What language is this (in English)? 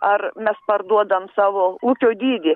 Lithuanian